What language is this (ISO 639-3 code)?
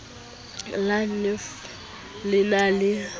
sot